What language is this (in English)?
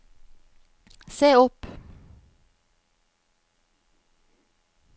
Norwegian